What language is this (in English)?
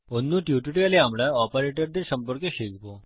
Bangla